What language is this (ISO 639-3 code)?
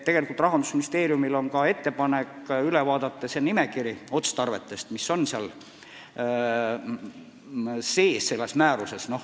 est